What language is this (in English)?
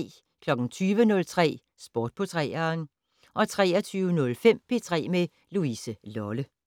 Danish